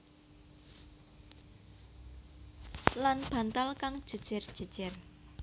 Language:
Javanese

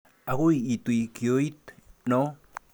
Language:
Kalenjin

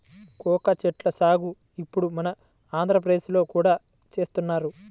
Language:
Telugu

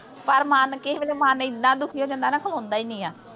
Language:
Punjabi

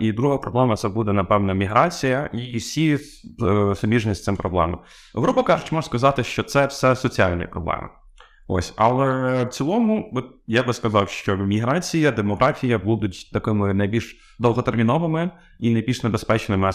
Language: Ukrainian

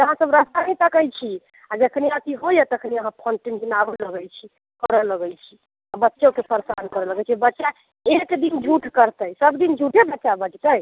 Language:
Maithili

